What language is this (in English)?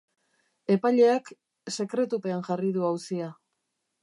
Basque